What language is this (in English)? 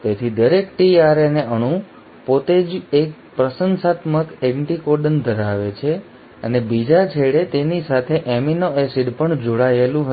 Gujarati